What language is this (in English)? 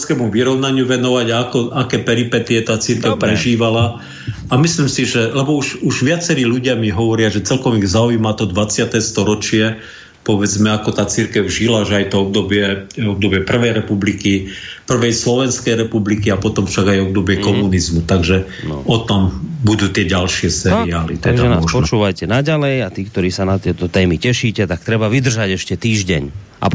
Slovak